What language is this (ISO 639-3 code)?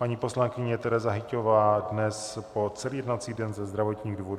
ces